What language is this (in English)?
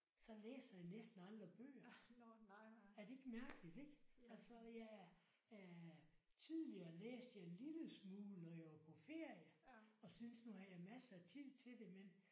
Danish